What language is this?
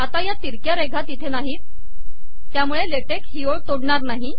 Marathi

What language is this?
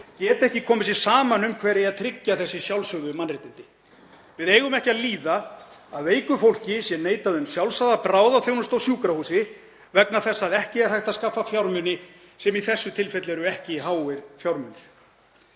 Icelandic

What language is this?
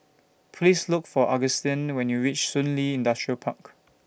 English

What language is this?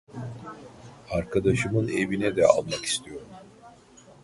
Turkish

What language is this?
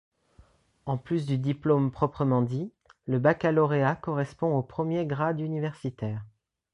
French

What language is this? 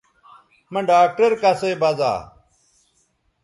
Bateri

